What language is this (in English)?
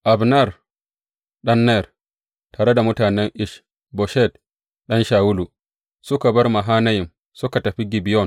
Hausa